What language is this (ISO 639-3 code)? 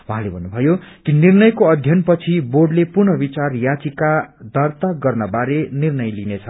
nep